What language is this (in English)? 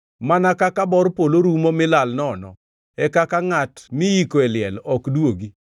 Luo (Kenya and Tanzania)